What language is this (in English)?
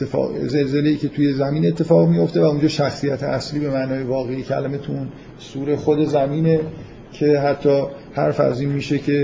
Persian